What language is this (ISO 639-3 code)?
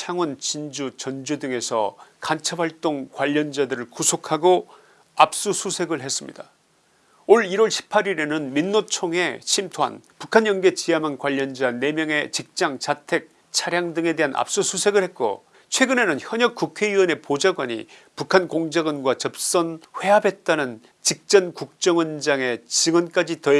kor